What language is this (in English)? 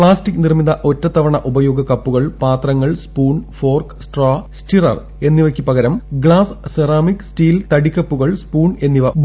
Malayalam